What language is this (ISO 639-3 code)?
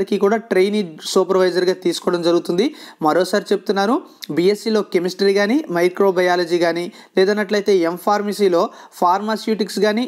hin